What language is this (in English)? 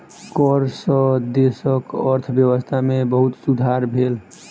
Maithili